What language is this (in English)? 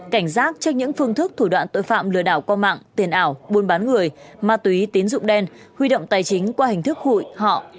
Vietnamese